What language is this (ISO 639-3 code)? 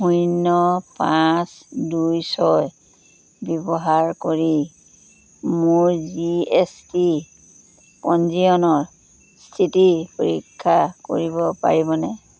asm